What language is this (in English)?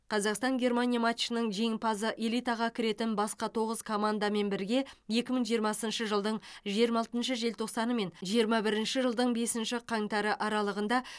Kazakh